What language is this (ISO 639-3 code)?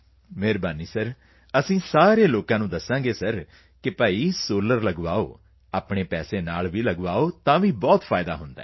pan